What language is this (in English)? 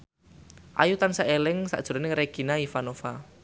Javanese